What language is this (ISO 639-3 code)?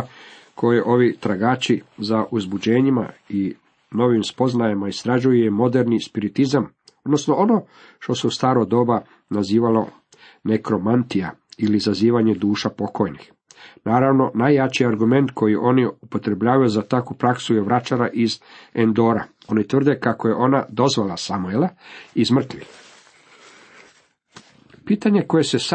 hrv